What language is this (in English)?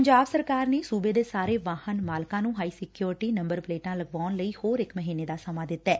Punjabi